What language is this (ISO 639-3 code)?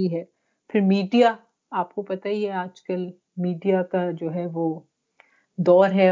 urd